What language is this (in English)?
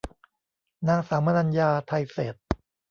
Thai